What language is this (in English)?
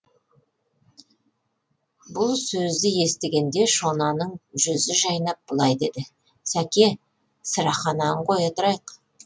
Kazakh